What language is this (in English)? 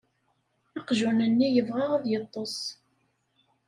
Kabyle